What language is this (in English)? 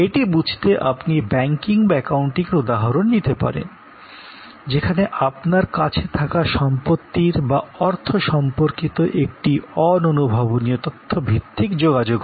Bangla